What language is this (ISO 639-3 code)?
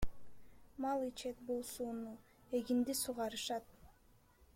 kir